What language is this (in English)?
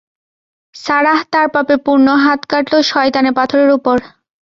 Bangla